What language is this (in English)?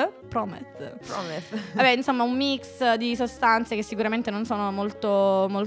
Italian